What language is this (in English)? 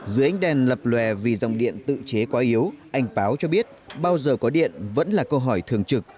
Vietnamese